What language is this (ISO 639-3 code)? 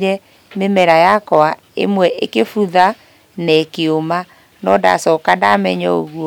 kik